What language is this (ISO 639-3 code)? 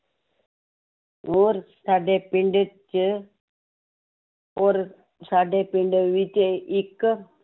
pan